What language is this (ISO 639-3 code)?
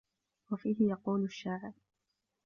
ara